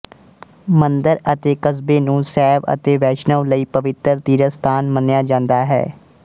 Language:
Punjabi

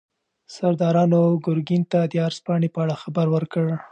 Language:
Pashto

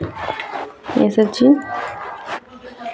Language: Maithili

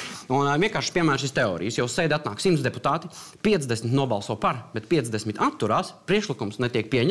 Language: Latvian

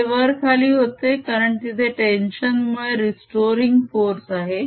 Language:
Marathi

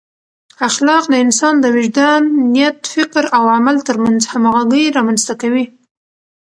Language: Pashto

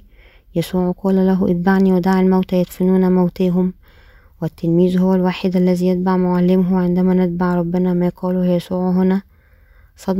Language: Arabic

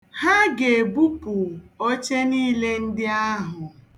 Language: Igbo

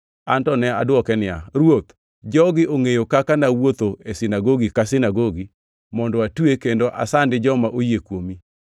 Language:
Luo (Kenya and Tanzania)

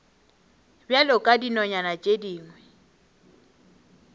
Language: Northern Sotho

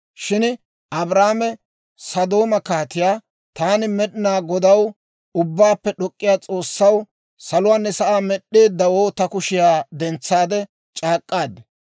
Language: Dawro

